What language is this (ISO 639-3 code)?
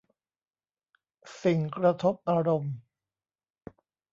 tha